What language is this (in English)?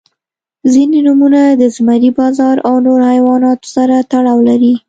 Pashto